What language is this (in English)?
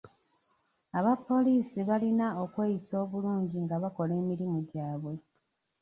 Ganda